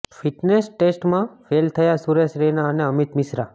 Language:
Gujarati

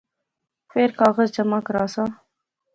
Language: Pahari-Potwari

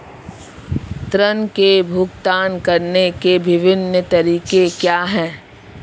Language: Hindi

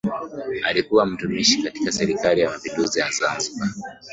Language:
Swahili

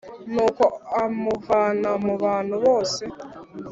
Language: Kinyarwanda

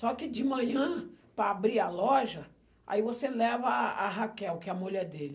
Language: Portuguese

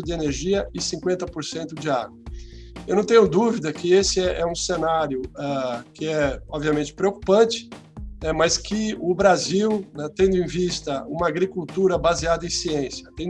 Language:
Portuguese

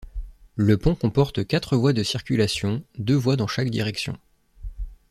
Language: French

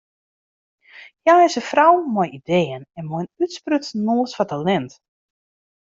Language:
Western Frisian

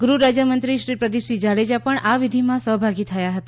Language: Gujarati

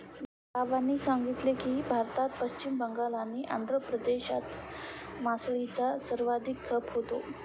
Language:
Marathi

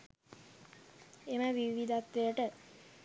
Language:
Sinhala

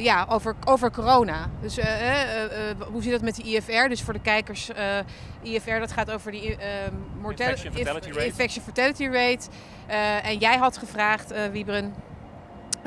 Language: Dutch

